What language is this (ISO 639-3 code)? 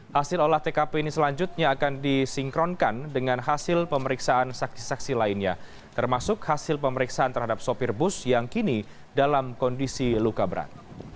ind